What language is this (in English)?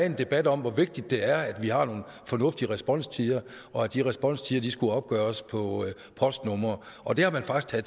Danish